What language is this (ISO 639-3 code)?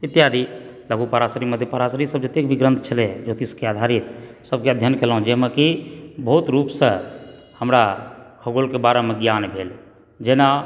mai